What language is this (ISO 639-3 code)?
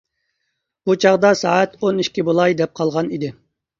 uig